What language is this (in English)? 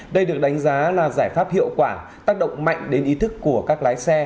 Vietnamese